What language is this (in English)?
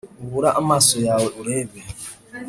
Kinyarwanda